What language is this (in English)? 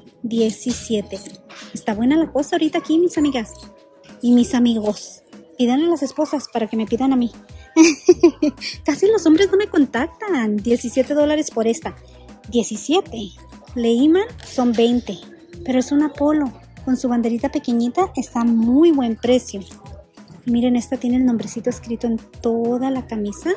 Spanish